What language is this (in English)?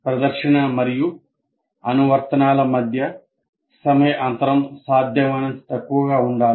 Telugu